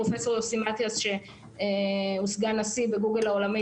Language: Hebrew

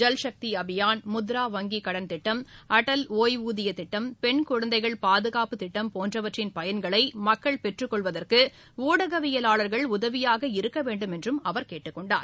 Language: Tamil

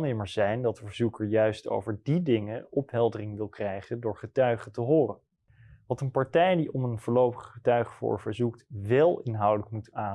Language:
Dutch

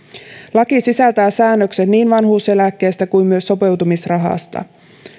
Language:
Finnish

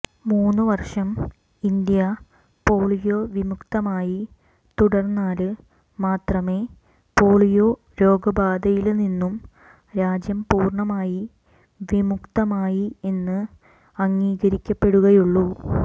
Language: Malayalam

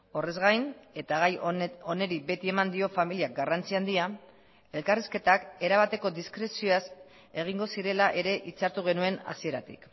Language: Basque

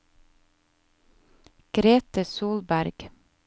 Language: Norwegian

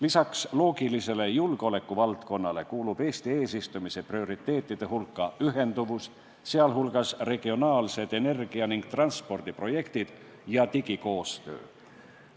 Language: Estonian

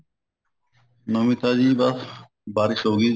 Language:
Punjabi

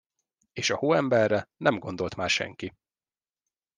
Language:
Hungarian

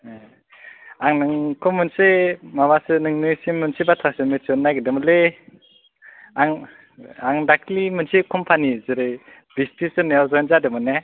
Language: Bodo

